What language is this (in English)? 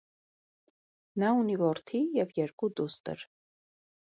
Armenian